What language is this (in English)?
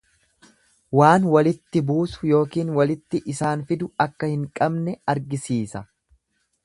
Oromo